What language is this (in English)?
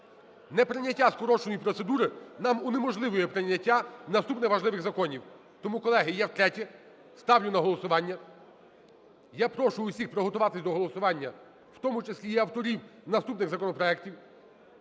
Ukrainian